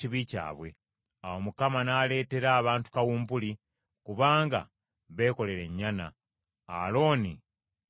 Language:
Ganda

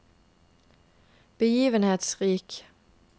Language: Norwegian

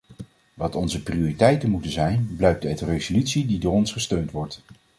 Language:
Dutch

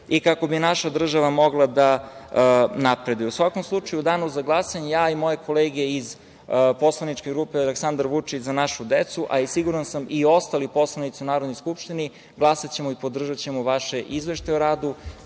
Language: Serbian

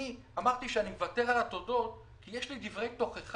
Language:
Hebrew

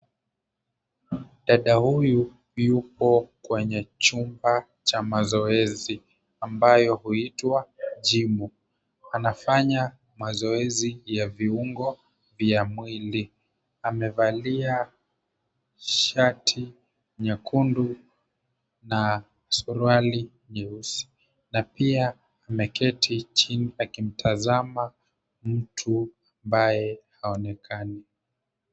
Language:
Swahili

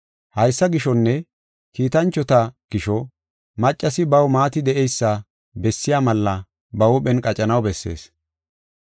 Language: Gofa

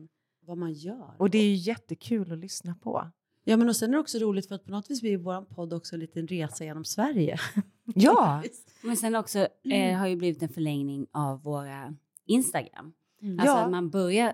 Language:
Swedish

